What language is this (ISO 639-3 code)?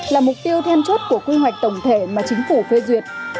vie